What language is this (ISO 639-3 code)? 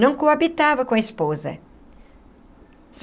por